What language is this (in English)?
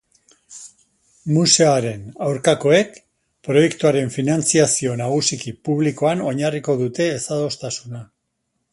Basque